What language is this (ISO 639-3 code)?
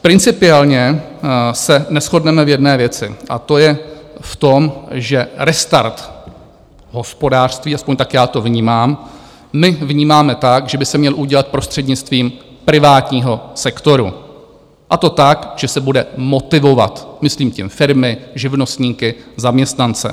ces